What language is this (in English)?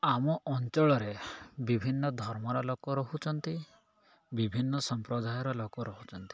Odia